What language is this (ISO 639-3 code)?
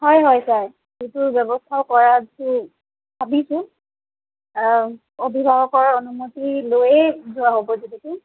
asm